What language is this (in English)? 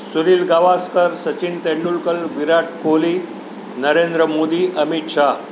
Gujarati